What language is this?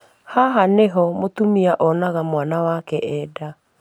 Kikuyu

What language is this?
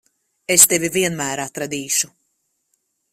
Latvian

